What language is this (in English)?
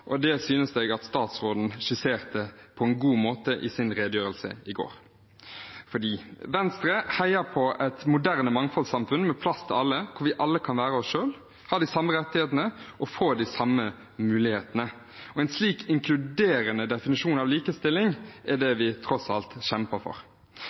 Norwegian Bokmål